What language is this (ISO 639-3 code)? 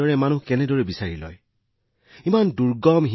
asm